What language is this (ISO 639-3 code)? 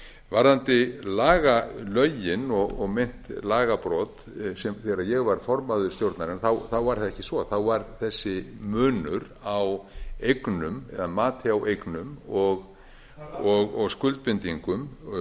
isl